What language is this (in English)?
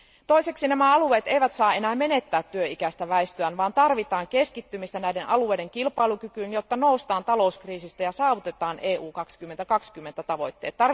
Finnish